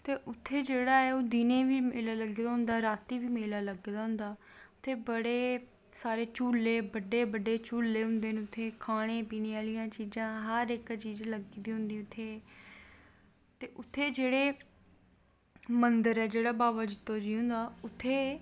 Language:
Dogri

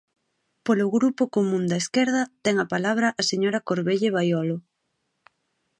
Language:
Galician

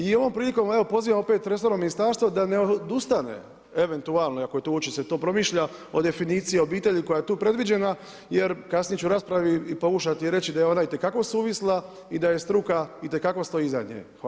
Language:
Croatian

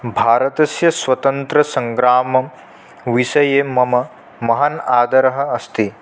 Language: Sanskrit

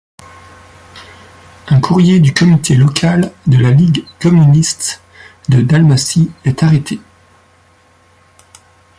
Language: French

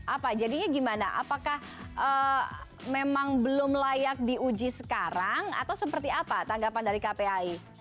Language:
Indonesian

